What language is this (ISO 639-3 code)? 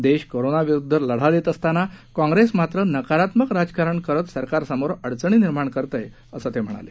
mar